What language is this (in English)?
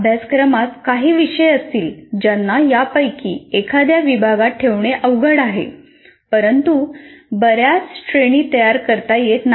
Marathi